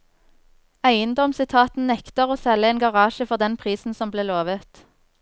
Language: Norwegian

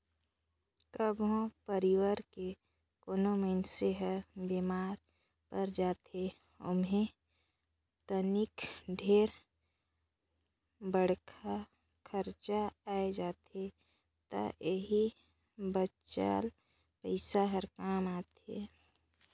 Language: Chhattisgarhi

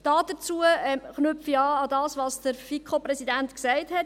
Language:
Swiss German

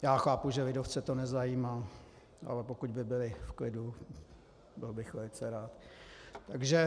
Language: Czech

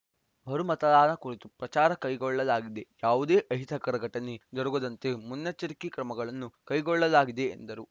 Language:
Kannada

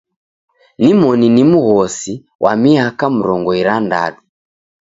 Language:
Taita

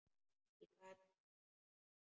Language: Icelandic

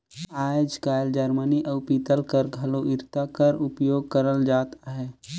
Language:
Chhattisgarhi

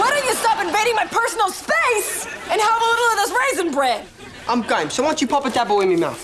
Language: English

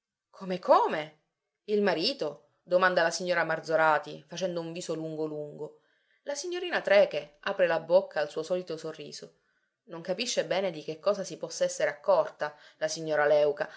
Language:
Italian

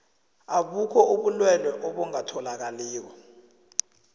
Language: South Ndebele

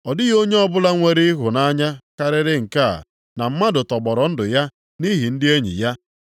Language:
Igbo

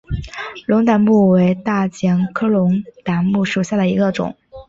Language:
Chinese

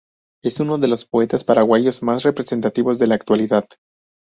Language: Spanish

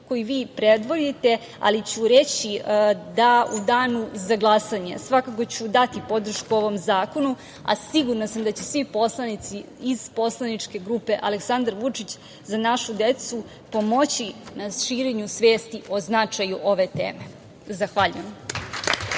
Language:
Serbian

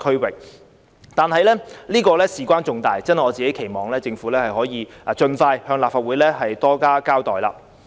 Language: Cantonese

